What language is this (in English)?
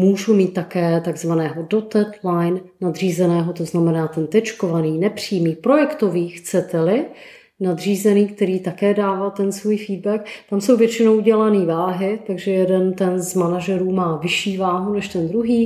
Czech